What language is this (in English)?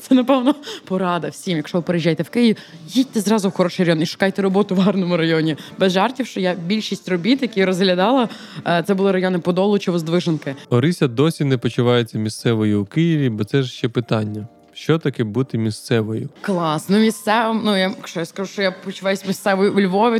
Ukrainian